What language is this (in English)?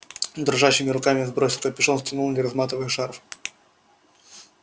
Russian